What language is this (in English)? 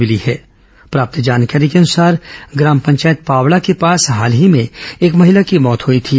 Hindi